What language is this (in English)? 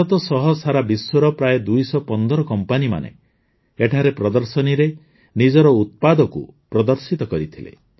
Odia